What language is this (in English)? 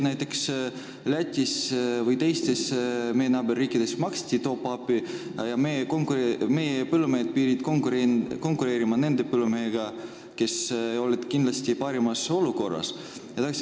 Estonian